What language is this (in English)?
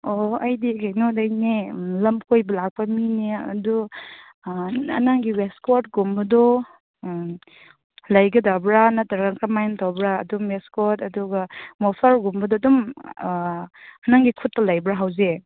Manipuri